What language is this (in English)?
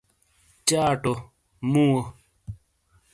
Shina